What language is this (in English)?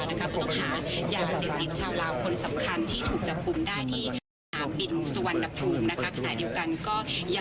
Thai